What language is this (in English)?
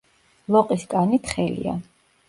Georgian